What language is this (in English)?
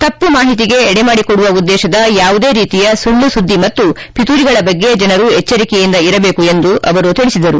Kannada